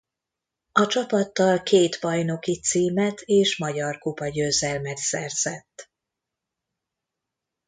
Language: Hungarian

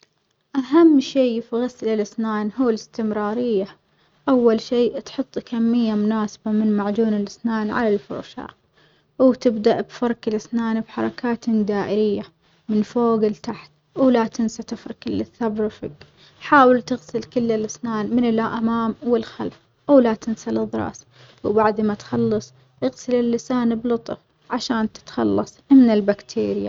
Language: Omani Arabic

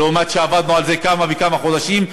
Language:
Hebrew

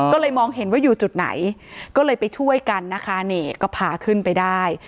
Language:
Thai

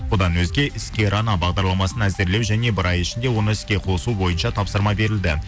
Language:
Kazakh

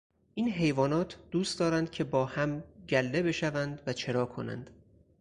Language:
Persian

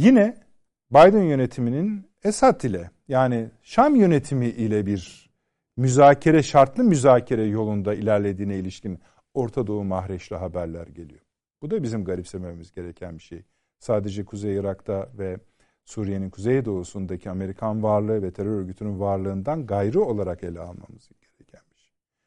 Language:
Turkish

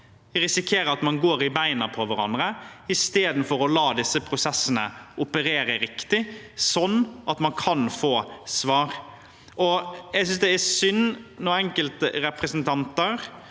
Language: Norwegian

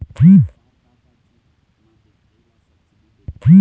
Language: Chhattisgarhi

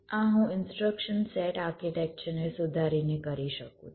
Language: Gujarati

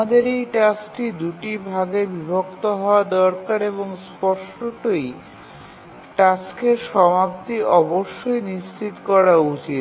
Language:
Bangla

